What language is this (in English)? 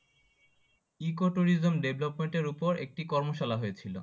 Bangla